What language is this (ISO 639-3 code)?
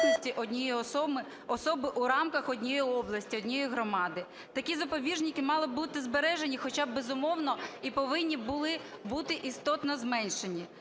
ukr